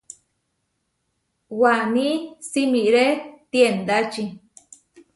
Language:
Huarijio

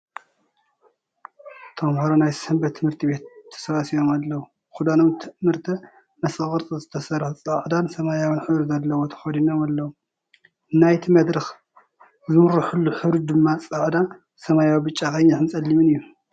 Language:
Tigrinya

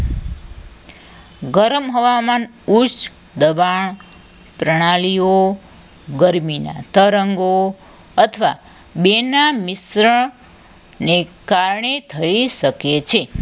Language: Gujarati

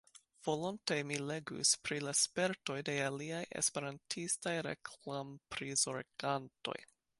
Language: Esperanto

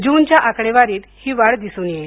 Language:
Marathi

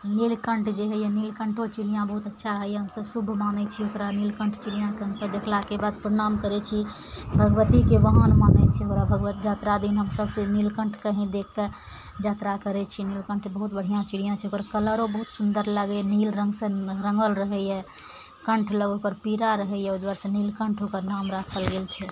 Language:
Maithili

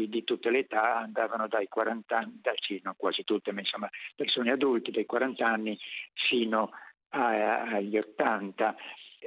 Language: Italian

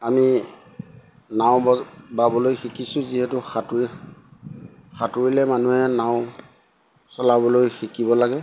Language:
Assamese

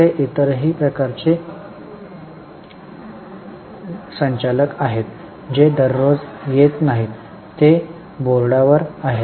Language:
Marathi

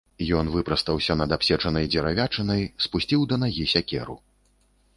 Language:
Belarusian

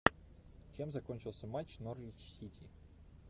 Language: Russian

